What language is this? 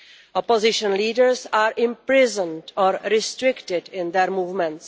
English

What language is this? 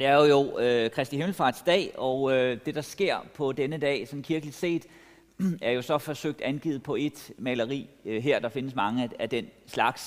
Danish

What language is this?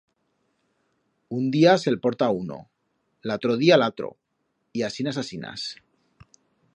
Aragonese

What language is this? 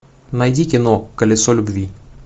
Russian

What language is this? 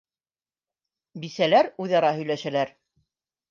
Bashkir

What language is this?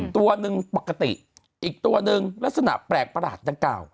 Thai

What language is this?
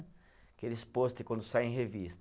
Portuguese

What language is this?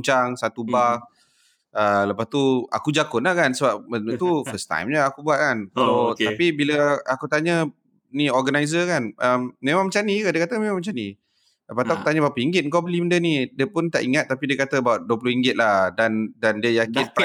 Malay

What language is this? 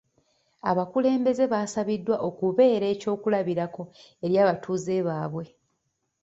Ganda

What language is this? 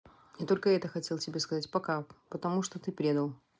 Russian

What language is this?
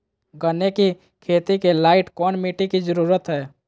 Magahi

